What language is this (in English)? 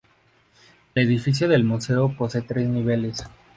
Spanish